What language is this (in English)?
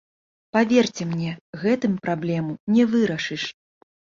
Belarusian